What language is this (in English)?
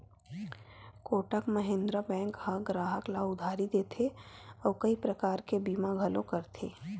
Chhattisgarhi